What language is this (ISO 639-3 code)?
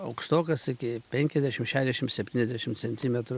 lit